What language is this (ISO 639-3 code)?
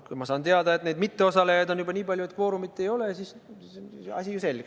est